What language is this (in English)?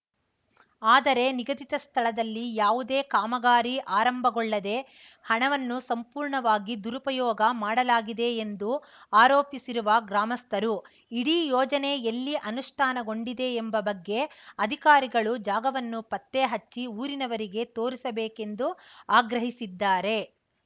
Kannada